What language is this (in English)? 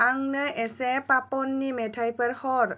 Bodo